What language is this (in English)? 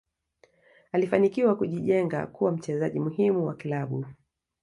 Swahili